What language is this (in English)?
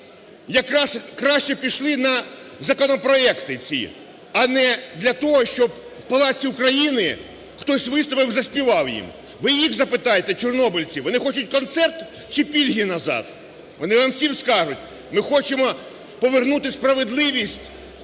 Ukrainian